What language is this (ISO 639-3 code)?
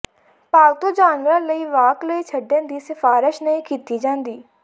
pan